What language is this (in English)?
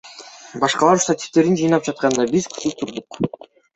Kyrgyz